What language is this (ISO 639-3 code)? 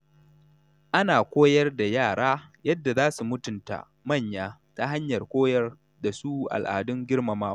hau